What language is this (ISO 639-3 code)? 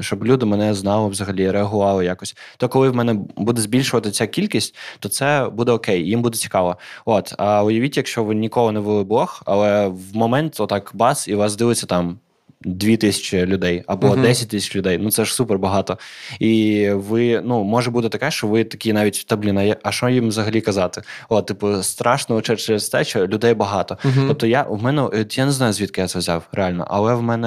ukr